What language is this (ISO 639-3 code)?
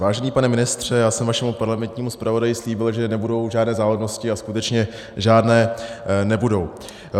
ces